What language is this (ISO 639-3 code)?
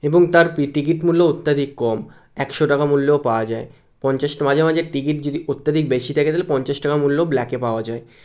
ben